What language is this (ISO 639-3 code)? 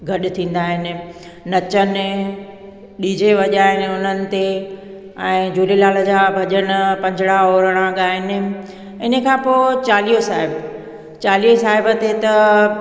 snd